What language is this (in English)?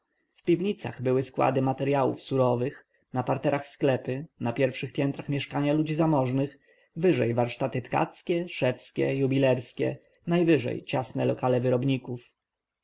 Polish